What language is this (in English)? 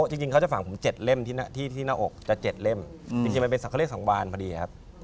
Thai